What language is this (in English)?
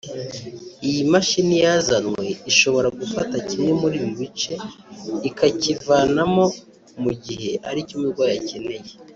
Kinyarwanda